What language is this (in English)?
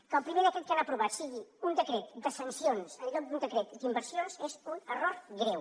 Catalan